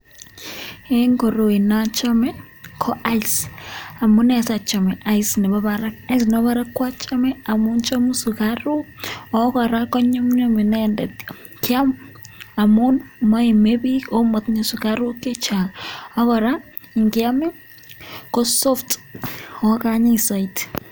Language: Kalenjin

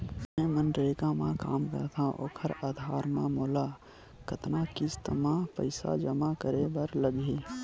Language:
Chhattisgarhi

